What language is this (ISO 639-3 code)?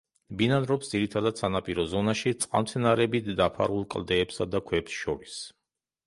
kat